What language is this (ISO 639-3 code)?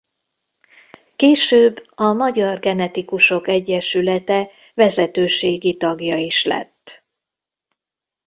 hun